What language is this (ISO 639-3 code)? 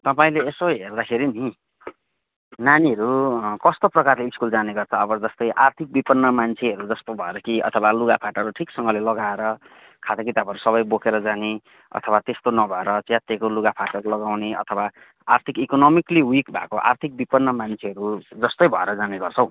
nep